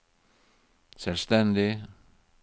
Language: Norwegian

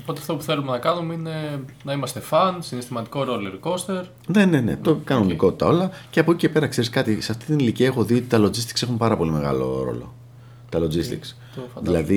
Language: Greek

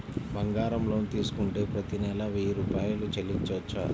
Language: Telugu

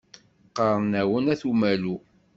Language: Kabyle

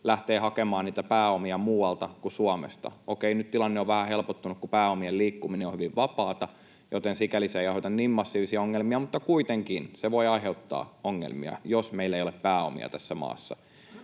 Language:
Finnish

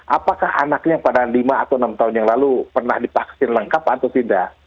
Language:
Indonesian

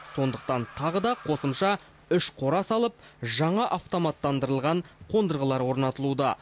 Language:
Kazakh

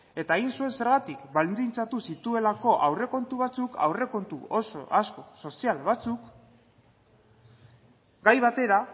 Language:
Basque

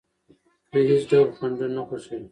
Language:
Pashto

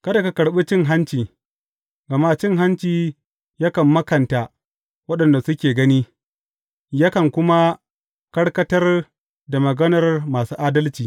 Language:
Hausa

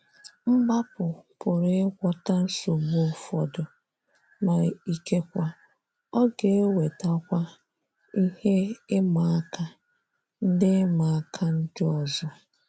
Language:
Igbo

